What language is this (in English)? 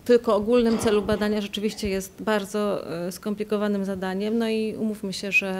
Polish